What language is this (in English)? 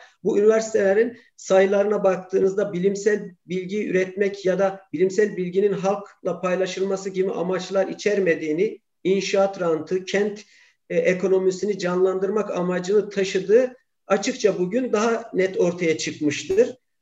Turkish